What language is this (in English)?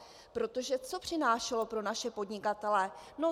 Czech